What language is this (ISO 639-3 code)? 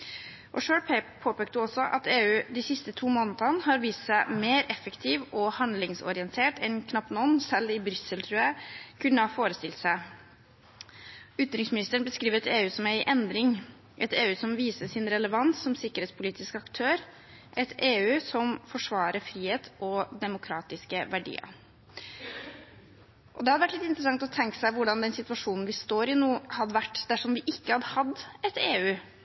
nob